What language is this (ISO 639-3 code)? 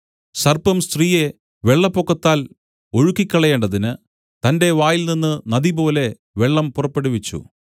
mal